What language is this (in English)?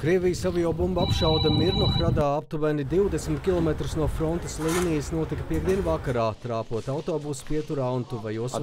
Latvian